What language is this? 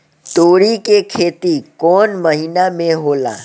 Bhojpuri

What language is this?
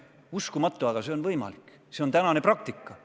Estonian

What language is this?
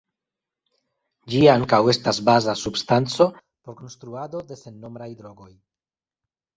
Esperanto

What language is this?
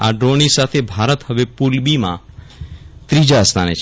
Gujarati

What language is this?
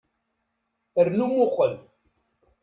Kabyle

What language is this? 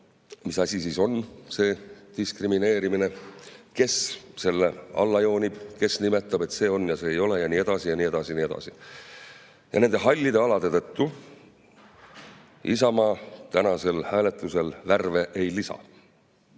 Estonian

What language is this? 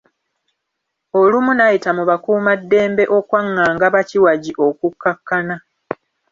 Ganda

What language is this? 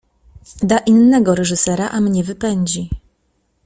Polish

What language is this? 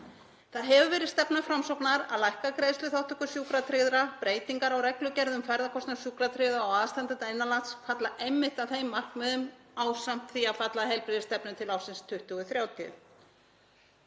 Icelandic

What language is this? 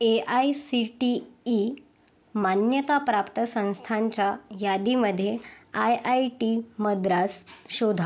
Marathi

